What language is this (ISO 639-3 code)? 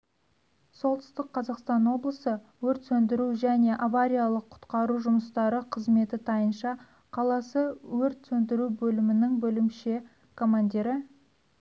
kaz